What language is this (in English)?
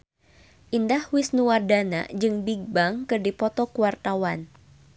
Sundanese